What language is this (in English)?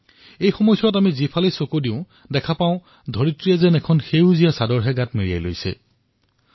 Assamese